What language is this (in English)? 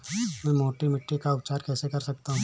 Hindi